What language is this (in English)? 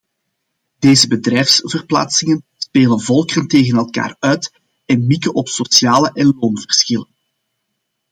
Dutch